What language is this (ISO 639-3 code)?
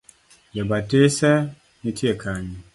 luo